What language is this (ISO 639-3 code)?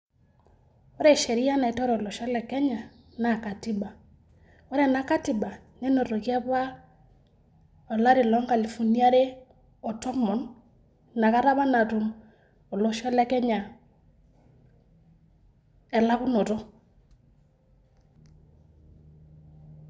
mas